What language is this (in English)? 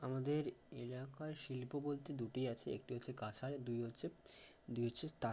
Bangla